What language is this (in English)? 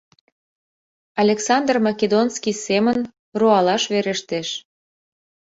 Mari